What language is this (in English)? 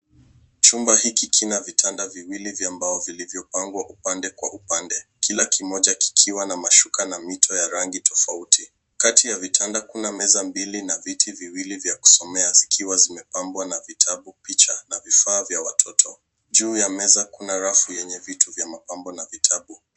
Swahili